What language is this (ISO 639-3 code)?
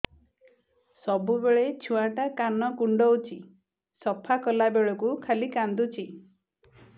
ori